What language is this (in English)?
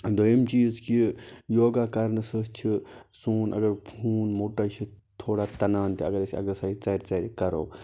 Kashmiri